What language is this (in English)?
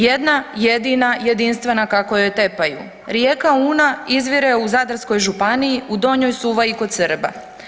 Croatian